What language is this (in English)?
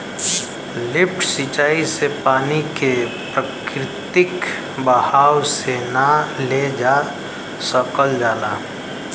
Bhojpuri